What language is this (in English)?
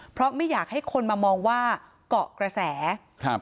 Thai